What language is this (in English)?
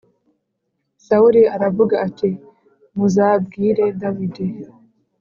Kinyarwanda